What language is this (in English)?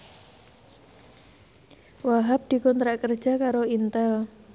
Javanese